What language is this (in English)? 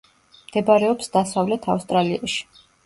Georgian